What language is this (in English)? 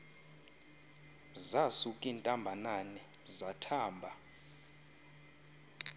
Xhosa